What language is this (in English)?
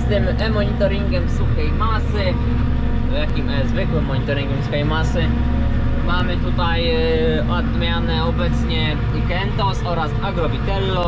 Polish